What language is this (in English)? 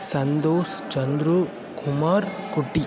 Tamil